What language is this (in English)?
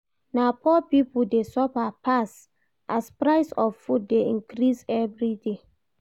Nigerian Pidgin